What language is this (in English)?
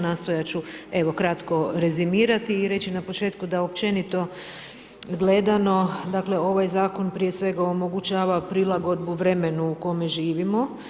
Croatian